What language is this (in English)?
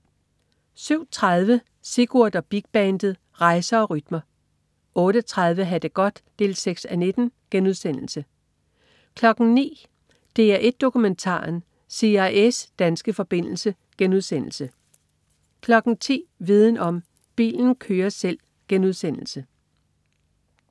Danish